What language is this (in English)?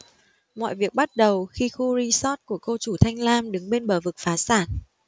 Vietnamese